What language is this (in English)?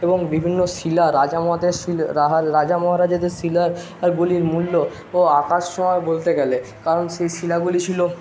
Bangla